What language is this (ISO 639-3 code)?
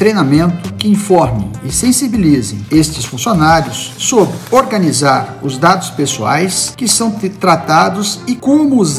por